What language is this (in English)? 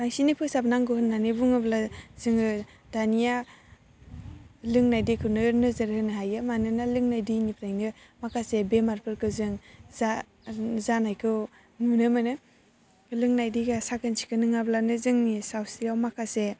Bodo